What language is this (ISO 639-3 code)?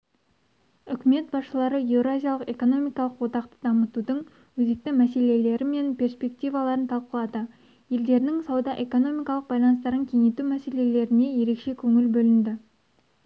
kaz